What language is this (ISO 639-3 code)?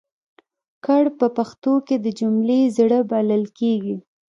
pus